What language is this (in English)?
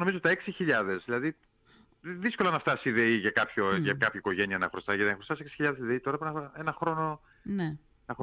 Greek